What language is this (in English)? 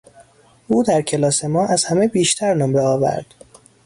Persian